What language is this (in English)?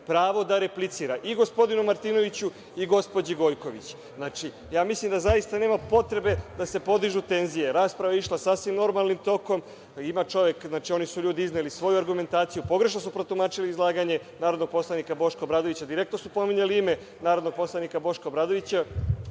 Serbian